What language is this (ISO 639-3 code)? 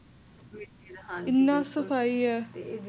pan